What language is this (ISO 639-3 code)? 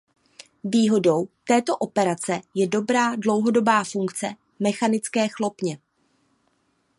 ces